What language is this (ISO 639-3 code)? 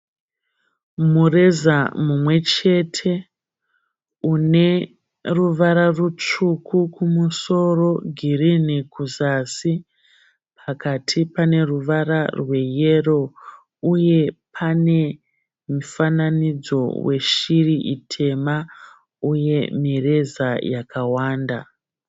sna